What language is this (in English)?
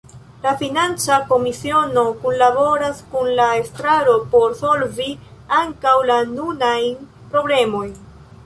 Esperanto